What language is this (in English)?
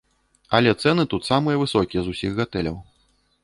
Belarusian